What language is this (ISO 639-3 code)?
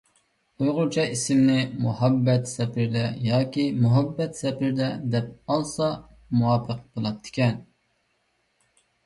uig